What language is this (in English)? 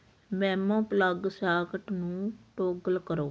Punjabi